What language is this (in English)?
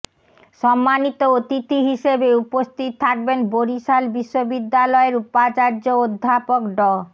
Bangla